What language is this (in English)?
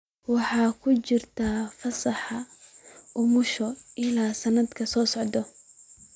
Somali